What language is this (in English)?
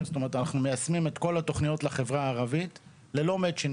Hebrew